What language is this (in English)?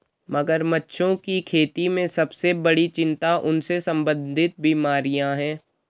Hindi